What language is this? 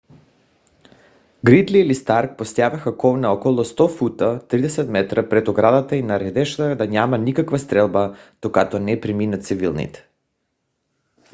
Bulgarian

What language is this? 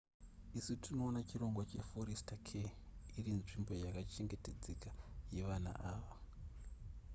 Shona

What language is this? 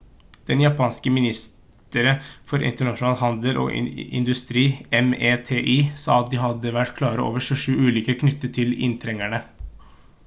Norwegian Bokmål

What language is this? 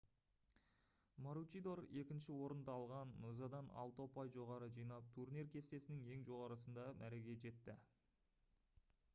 Kazakh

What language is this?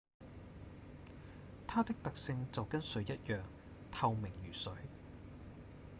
Cantonese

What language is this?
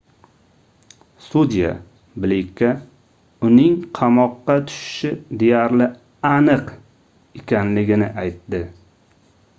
Uzbek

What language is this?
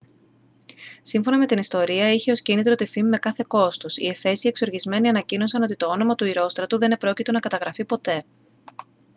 Greek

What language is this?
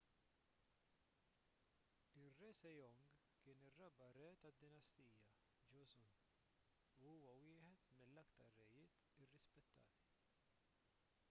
Maltese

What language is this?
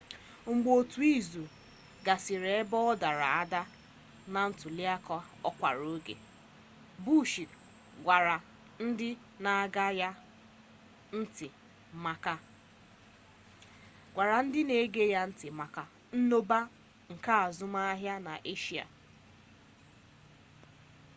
Igbo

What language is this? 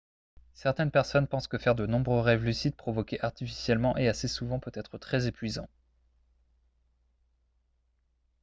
French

